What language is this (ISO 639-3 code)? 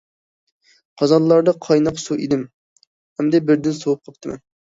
uig